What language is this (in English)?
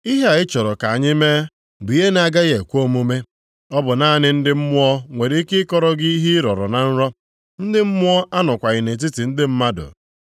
Igbo